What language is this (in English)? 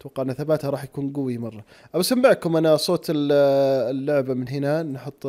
Arabic